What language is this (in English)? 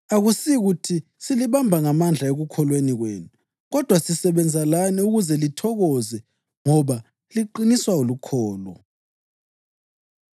North Ndebele